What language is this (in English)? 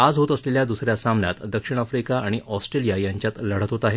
Marathi